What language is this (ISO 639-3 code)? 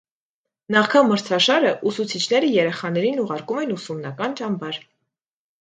hye